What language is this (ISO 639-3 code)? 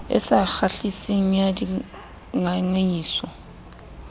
sot